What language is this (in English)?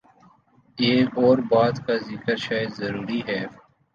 Urdu